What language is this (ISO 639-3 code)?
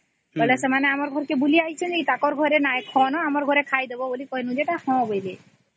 ori